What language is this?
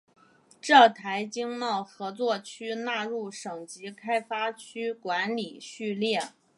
Chinese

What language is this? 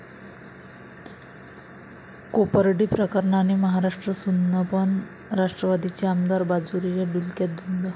Marathi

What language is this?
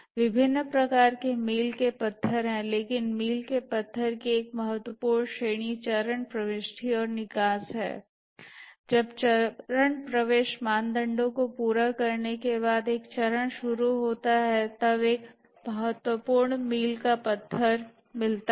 Hindi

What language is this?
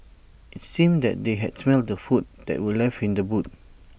English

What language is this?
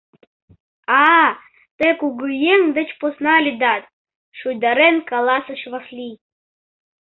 Mari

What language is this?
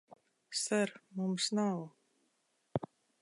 Latvian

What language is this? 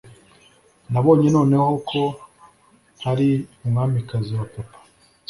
Kinyarwanda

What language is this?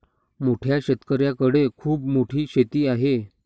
Marathi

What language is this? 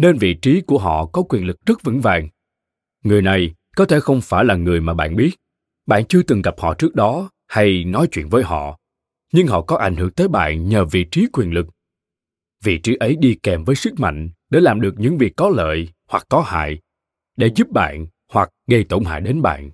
Vietnamese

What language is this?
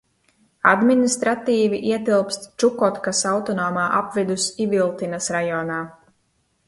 Latvian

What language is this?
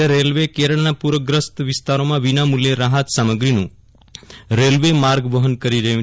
Gujarati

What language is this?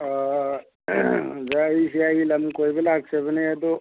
Manipuri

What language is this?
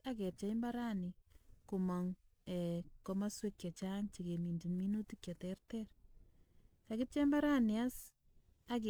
Kalenjin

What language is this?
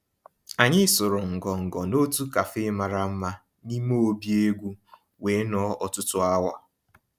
Igbo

